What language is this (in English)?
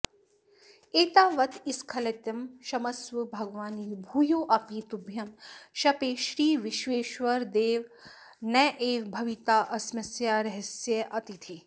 Sanskrit